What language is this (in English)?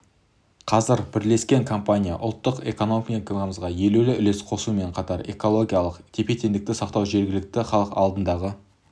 Kazakh